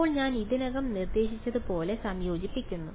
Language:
Malayalam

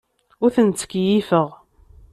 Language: Kabyle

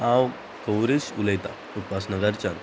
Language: Konkani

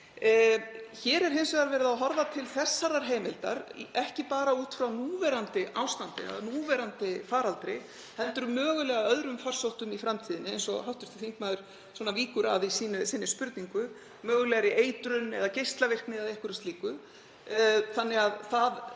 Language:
Icelandic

